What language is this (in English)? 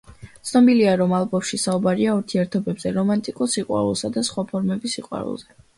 Georgian